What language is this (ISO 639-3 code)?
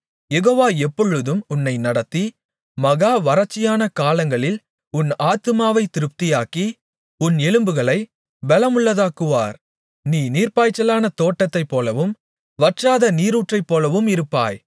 tam